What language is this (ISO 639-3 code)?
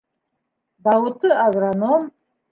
bak